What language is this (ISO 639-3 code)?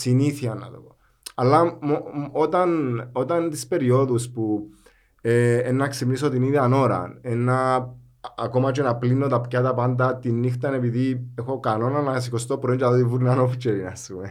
ell